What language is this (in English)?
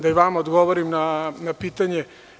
Serbian